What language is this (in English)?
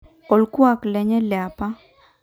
Masai